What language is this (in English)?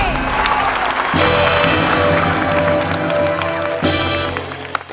Thai